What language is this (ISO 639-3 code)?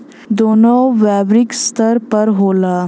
bho